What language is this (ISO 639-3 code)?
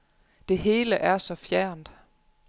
dan